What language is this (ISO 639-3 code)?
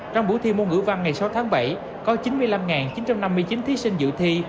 vie